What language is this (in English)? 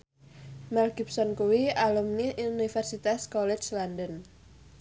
Javanese